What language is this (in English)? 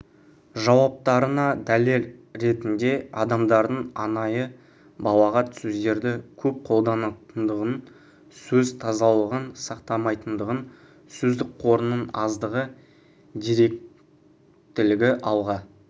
Kazakh